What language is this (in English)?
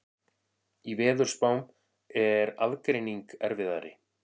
Icelandic